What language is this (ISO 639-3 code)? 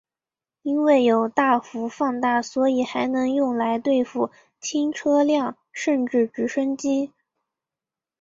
zho